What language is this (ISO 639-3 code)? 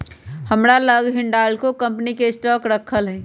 mag